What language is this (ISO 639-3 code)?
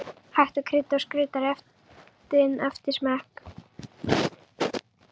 isl